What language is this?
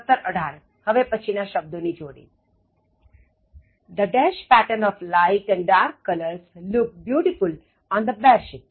Gujarati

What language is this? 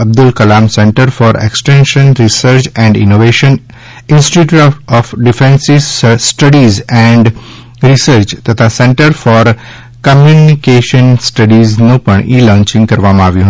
Gujarati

